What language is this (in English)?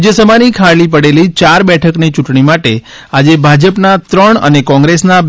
Gujarati